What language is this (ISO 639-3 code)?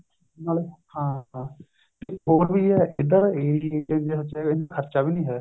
pan